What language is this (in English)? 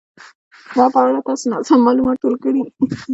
Pashto